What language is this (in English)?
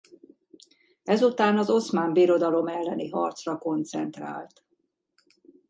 Hungarian